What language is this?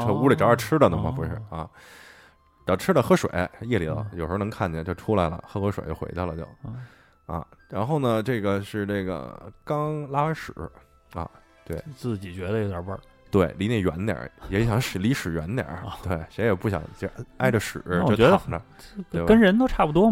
Chinese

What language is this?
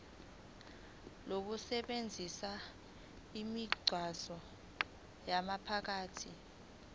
Zulu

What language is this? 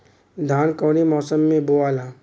Bhojpuri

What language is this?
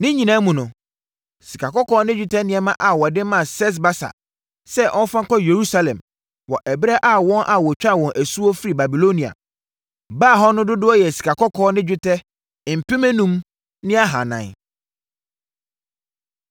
Akan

